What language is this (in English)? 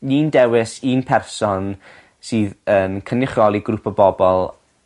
Welsh